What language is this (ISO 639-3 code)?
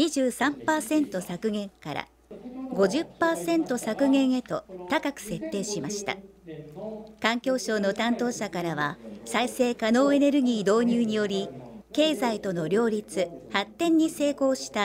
jpn